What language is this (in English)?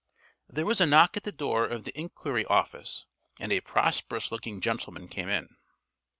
English